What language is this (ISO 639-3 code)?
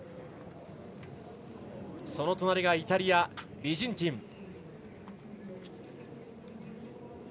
jpn